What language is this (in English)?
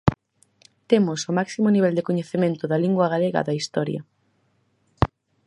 Galician